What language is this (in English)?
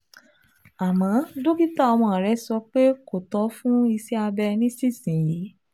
Yoruba